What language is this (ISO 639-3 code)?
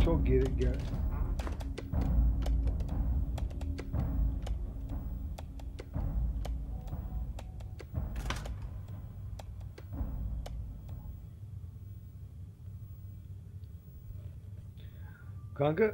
tur